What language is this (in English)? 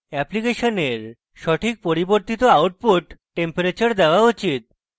Bangla